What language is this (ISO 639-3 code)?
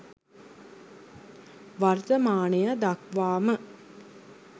sin